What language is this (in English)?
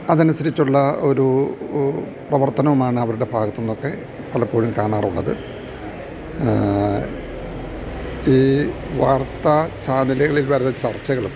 Malayalam